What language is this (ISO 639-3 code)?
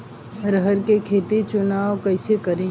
bho